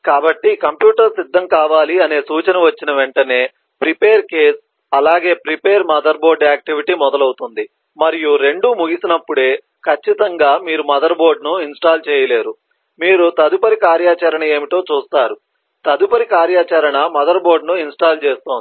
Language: Telugu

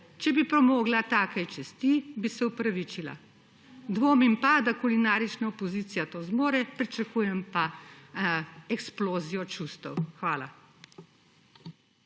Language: Slovenian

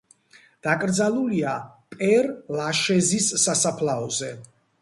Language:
Georgian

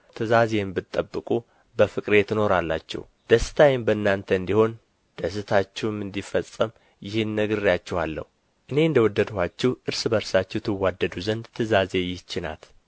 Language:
Amharic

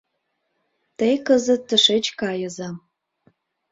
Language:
Mari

